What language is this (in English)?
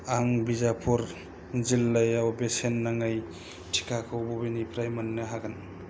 Bodo